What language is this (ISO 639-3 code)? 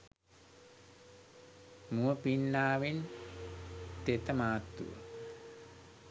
sin